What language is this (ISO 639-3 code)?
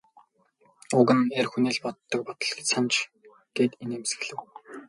mon